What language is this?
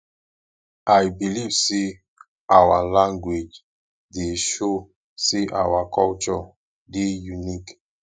Nigerian Pidgin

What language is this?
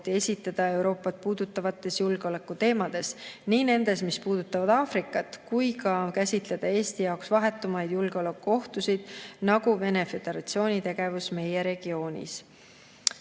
Estonian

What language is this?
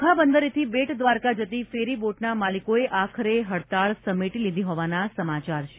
Gujarati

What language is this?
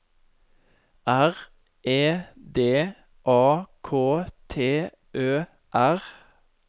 Norwegian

